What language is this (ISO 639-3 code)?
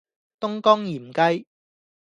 yue